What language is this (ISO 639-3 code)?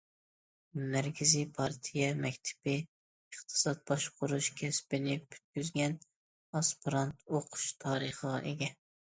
uig